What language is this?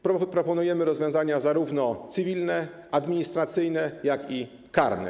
Polish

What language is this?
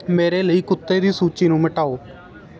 Punjabi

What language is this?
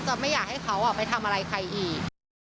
Thai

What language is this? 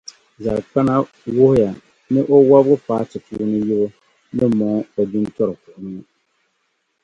Dagbani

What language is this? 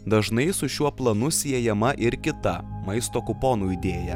Lithuanian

